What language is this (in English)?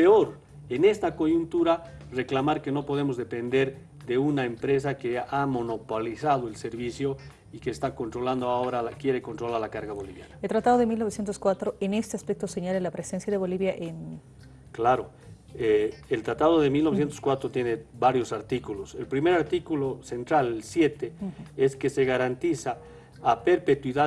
Spanish